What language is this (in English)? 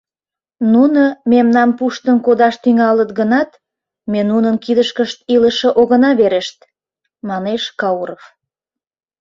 Mari